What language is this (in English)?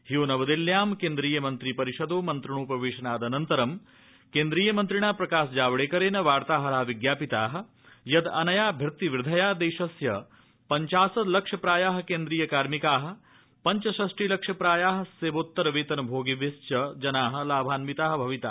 Sanskrit